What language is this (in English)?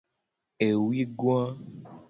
Gen